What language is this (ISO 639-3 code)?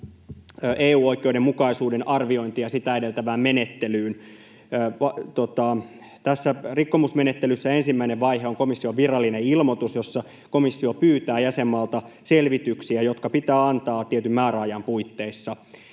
fin